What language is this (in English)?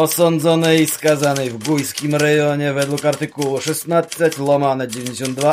Polish